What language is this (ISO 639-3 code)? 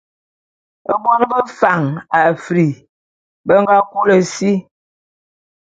bum